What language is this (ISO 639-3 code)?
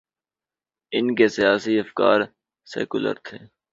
urd